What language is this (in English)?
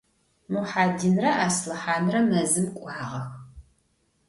Adyghe